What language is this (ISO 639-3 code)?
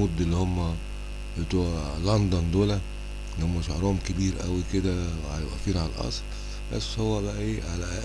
ara